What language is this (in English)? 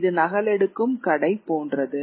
Tamil